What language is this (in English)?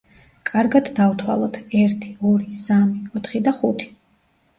Georgian